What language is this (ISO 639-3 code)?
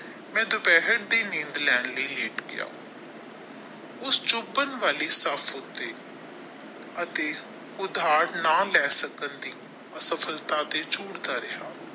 pan